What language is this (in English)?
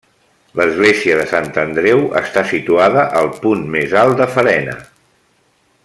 Catalan